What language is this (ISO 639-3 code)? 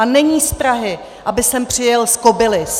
ces